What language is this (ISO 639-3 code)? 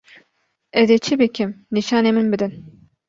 kur